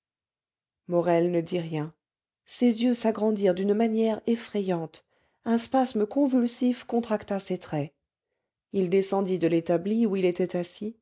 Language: French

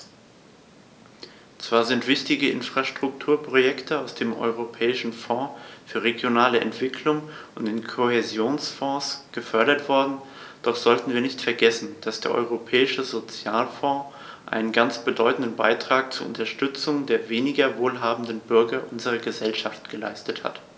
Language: German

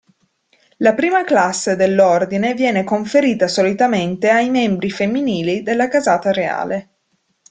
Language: Italian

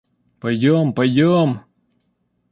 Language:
Russian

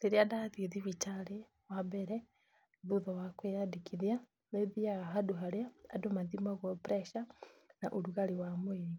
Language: Kikuyu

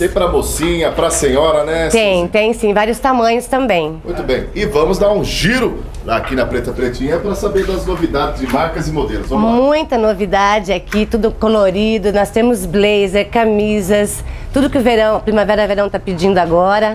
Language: Portuguese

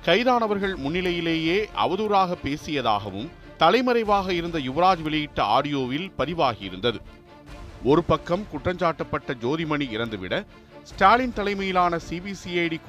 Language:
Tamil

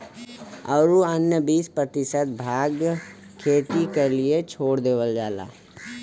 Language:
Bhojpuri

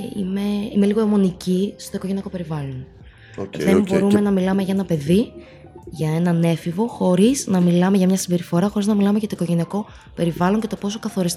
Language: Greek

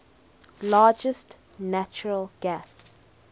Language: English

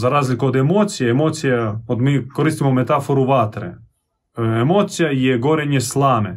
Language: Croatian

